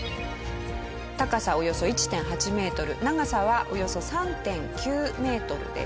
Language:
Japanese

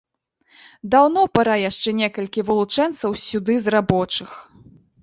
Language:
Belarusian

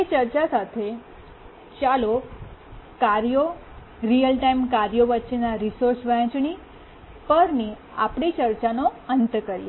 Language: Gujarati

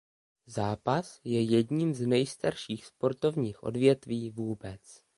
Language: Czech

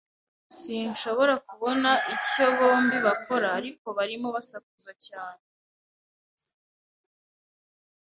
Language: Kinyarwanda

